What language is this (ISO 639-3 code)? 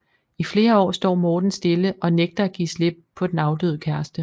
dan